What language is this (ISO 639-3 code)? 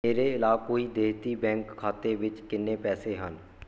pan